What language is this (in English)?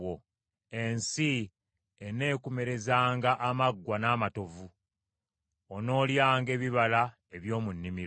Ganda